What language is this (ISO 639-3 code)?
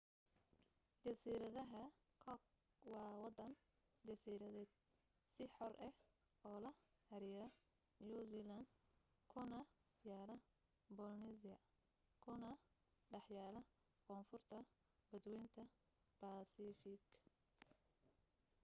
som